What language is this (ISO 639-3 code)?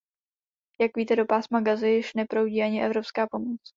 ces